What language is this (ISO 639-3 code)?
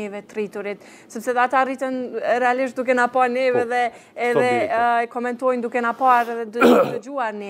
ron